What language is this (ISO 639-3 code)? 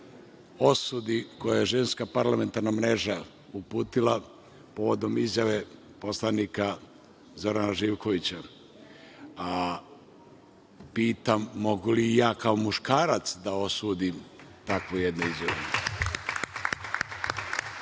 srp